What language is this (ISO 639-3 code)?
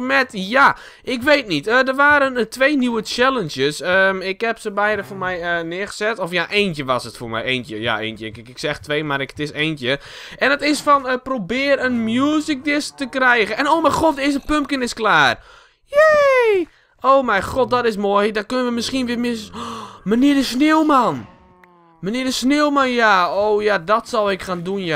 nld